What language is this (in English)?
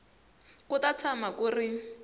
Tsonga